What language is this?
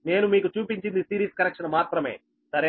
Telugu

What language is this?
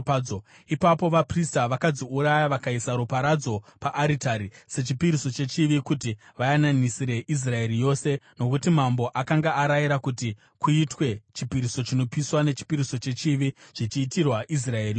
Shona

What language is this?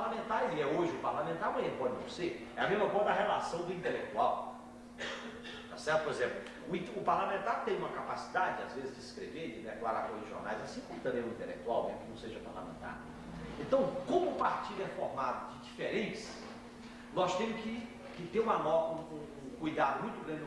Portuguese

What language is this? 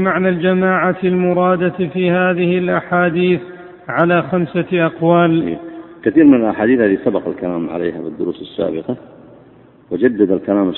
Arabic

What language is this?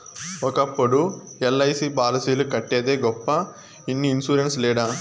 Telugu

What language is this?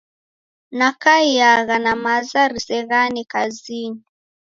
Taita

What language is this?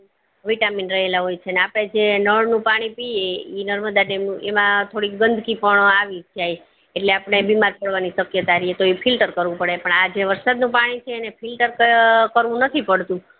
Gujarati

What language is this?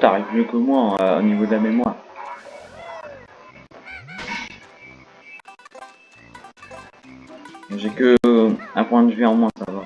French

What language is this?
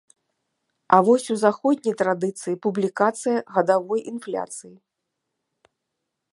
Belarusian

